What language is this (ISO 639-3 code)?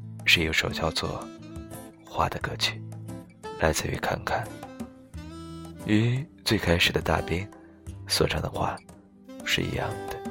zho